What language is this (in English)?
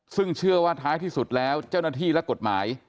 Thai